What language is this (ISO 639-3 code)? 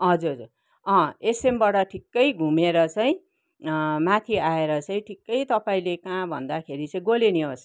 nep